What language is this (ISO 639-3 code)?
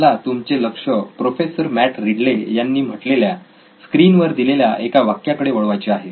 mar